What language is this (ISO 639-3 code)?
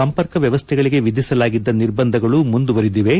kan